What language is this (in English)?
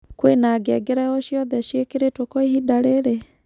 Kikuyu